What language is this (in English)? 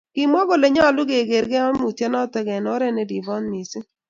Kalenjin